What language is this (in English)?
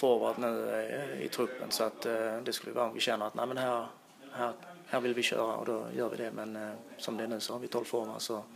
Swedish